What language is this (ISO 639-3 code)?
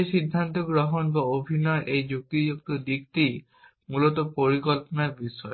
ben